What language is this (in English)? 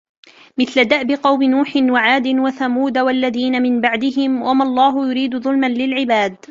Arabic